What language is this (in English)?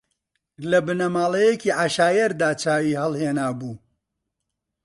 Central Kurdish